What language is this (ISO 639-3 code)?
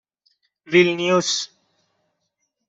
fas